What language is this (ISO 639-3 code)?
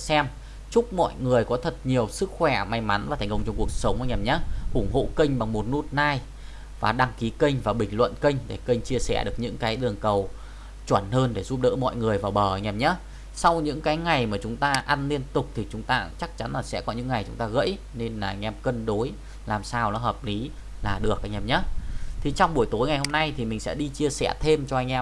vie